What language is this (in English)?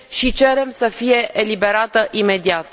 Romanian